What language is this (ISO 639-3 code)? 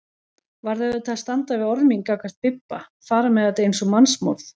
isl